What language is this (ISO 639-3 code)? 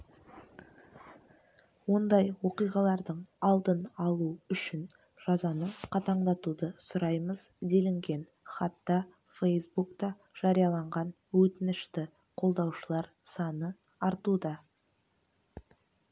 kaz